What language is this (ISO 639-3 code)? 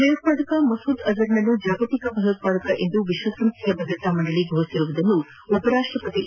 kan